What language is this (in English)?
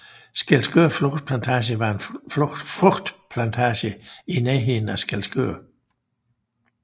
Danish